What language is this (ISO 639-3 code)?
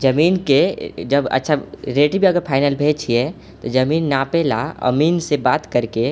mai